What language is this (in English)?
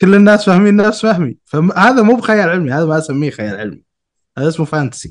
Arabic